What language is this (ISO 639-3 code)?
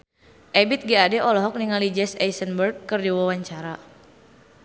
sun